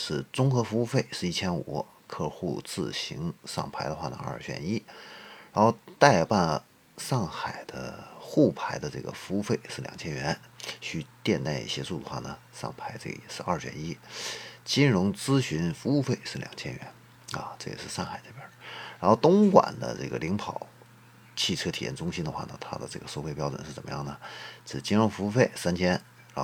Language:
Chinese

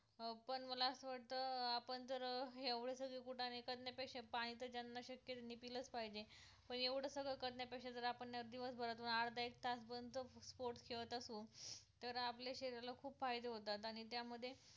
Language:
Marathi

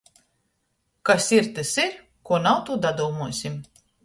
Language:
Latgalian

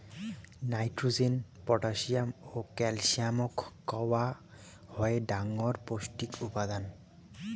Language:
Bangla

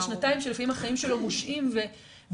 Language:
Hebrew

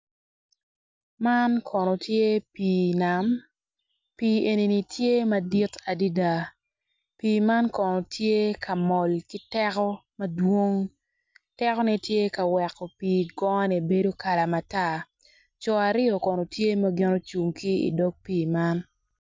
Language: Acoli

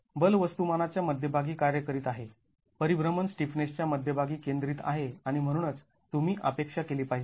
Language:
Marathi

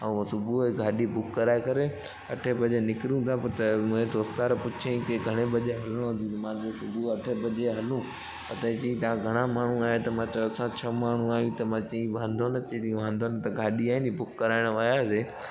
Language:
Sindhi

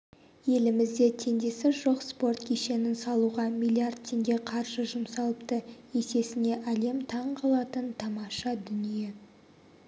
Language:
Kazakh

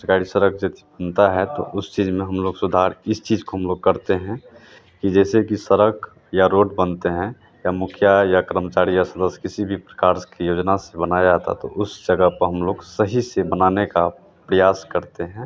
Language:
Hindi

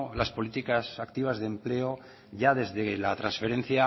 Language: Spanish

